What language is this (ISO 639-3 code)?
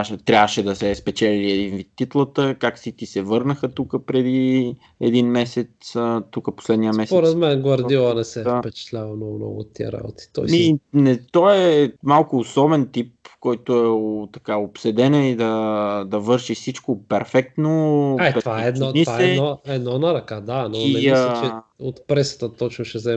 bul